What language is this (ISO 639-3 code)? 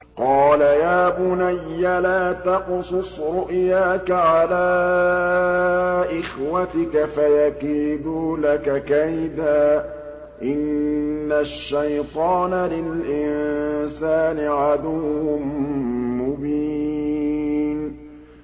ara